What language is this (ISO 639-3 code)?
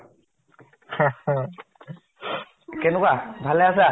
asm